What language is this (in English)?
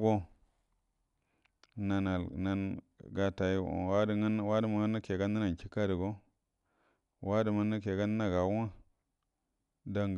Buduma